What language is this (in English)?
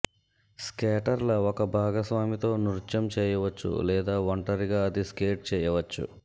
Telugu